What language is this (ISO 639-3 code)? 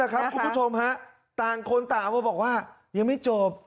tha